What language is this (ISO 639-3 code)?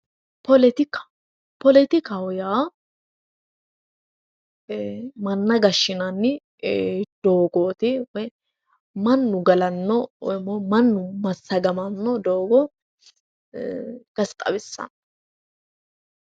sid